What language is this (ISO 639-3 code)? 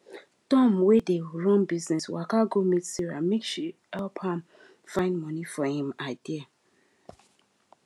pcm